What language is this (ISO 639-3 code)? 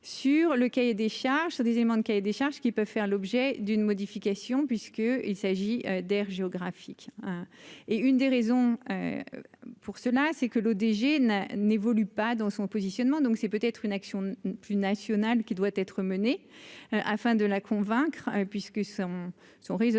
fra